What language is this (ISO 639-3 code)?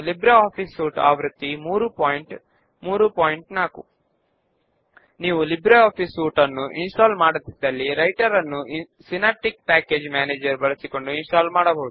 tel